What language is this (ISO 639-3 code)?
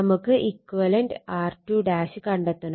mal